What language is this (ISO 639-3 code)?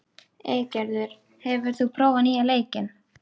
isl